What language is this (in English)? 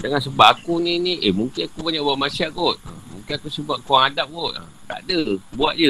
Malay